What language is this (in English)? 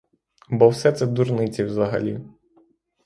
Ukrainian